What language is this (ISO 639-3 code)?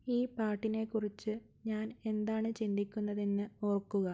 mal